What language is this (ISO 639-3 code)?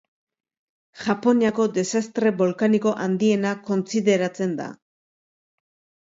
eus